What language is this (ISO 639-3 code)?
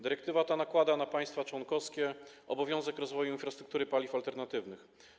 pol